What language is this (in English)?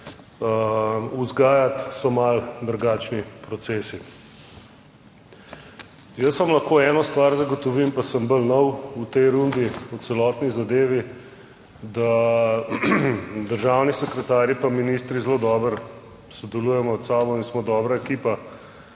Slovenian